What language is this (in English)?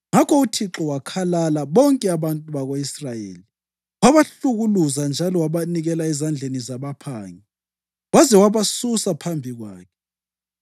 North Ndebele